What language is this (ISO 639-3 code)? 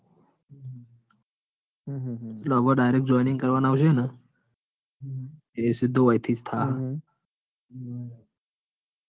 guj